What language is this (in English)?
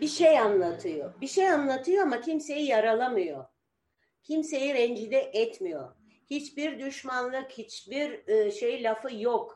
Turkish